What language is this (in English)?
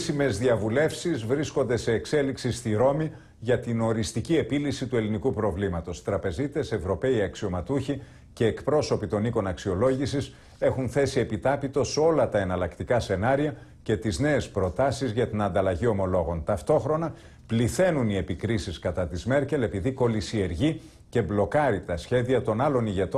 Greek